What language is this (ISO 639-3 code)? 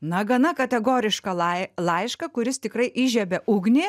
lit